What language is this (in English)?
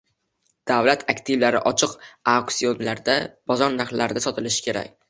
Uzbek